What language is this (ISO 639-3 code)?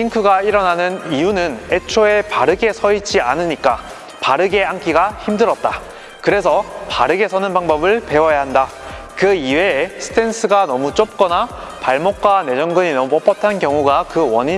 kor